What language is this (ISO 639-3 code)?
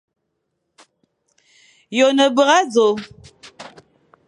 fan